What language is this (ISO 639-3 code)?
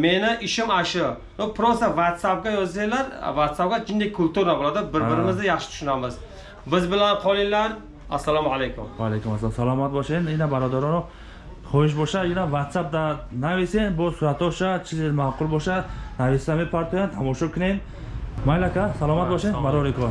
tur